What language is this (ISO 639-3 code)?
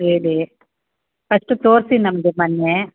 kan